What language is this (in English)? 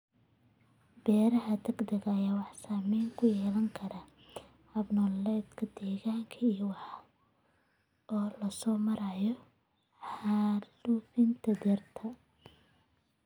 Somali